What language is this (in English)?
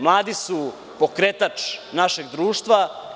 Serbian